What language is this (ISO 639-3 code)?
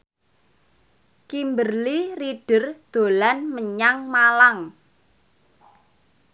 jav